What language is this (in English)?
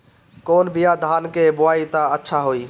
Bhojpuri